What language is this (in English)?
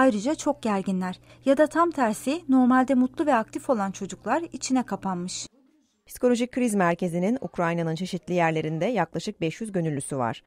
Turkish